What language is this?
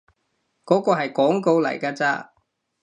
Cantonese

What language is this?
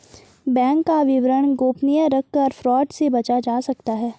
Hindi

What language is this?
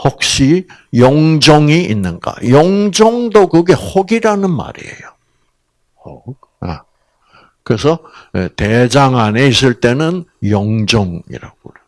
Korean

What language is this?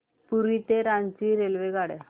Marathi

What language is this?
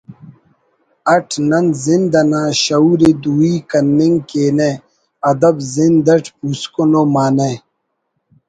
Brahui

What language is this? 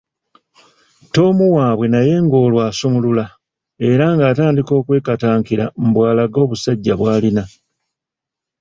Ganda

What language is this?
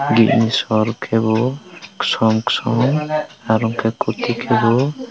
Kok Borok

